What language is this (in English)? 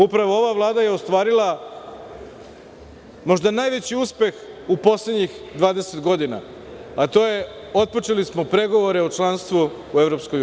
Serbian